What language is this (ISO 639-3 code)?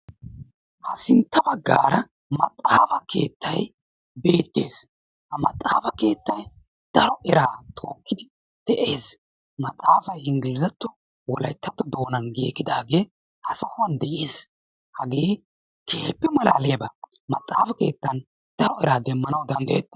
wal